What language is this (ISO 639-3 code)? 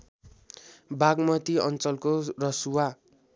nep